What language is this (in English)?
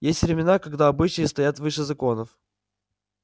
Russian